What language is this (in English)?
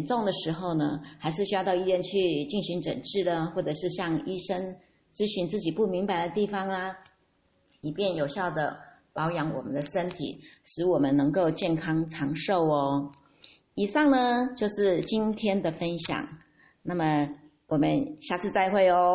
Chinese